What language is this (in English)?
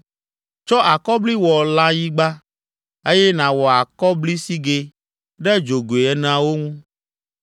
Ewe